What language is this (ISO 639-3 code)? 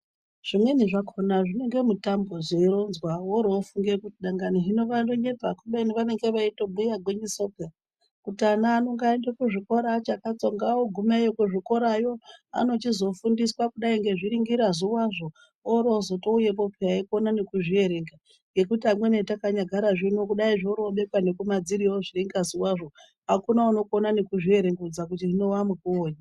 ndc